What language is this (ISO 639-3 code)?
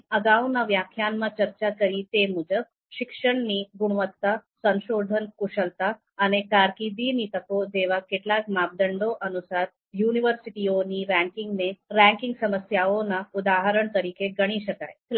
guj